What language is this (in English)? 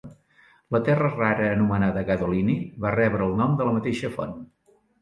Catalan